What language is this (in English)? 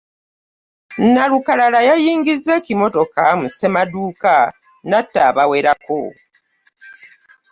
Ganda